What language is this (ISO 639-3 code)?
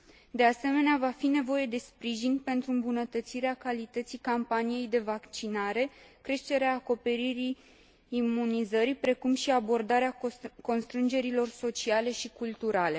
ron